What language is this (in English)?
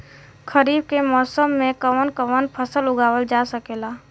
Bhojpuri